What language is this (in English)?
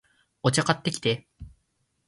Japanese